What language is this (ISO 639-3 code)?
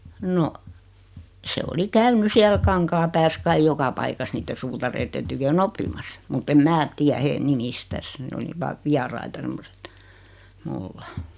fin